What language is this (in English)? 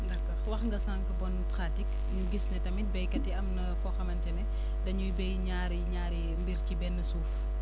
Wolof